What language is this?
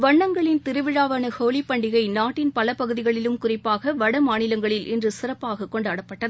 Tamil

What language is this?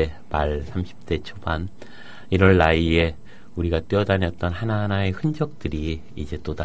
Korean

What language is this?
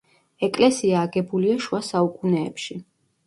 Georgian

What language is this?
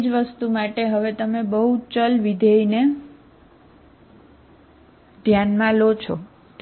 Gujarati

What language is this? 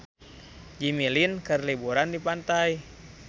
Sundanese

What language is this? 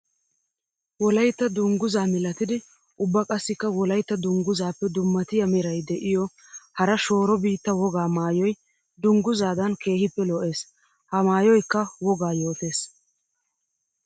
Wolaytta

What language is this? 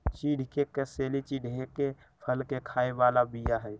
Magahi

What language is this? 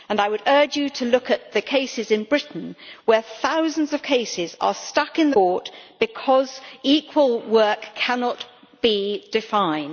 English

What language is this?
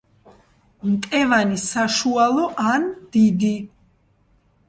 Georgian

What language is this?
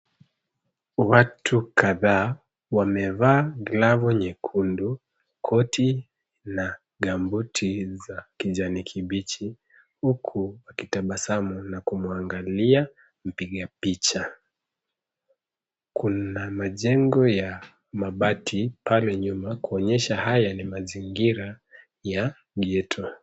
Swahili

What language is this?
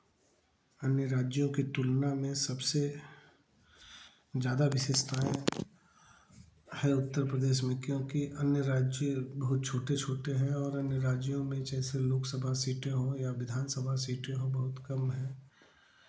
Hindi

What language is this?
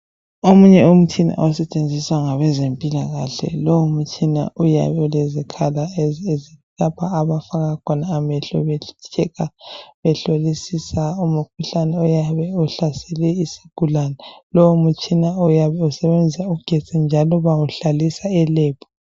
North Ndebele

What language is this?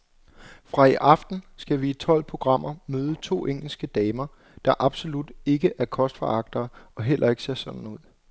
Danish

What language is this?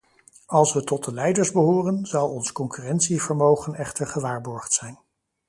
Dutch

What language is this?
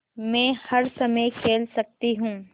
Hindi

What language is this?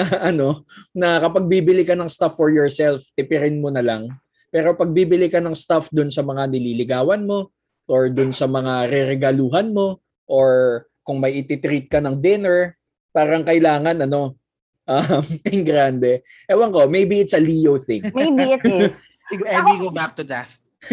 Filipino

